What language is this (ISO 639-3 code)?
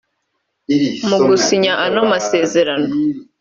kin